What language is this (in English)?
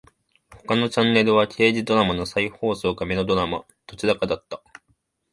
Japanese